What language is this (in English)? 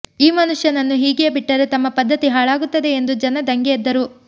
Kannada